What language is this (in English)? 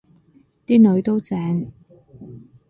Cantonese